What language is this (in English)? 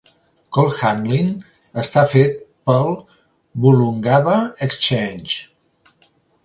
Catalan